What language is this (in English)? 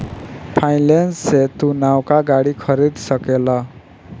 Bhojpuri